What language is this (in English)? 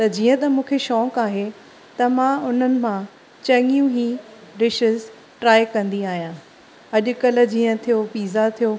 Sindhi